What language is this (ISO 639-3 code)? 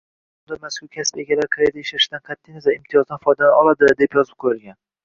uzb